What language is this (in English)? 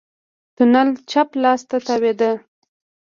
Pashto